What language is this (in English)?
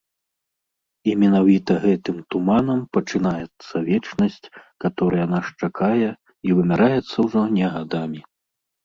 Belarusian